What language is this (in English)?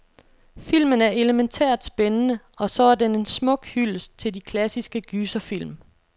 Danish